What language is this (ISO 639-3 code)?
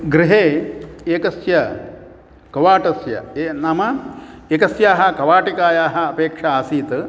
san